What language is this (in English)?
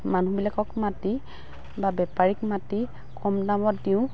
Assamese